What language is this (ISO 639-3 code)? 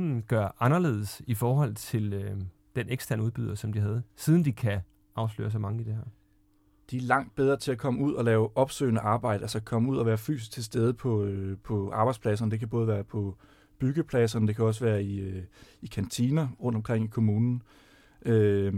dan